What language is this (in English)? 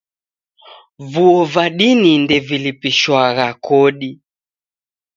Taita